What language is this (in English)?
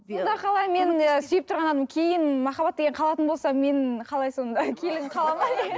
Kazakh